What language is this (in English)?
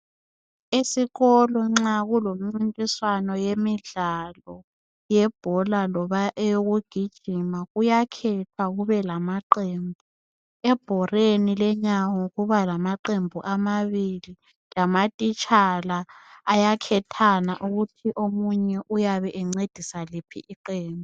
North Ndebele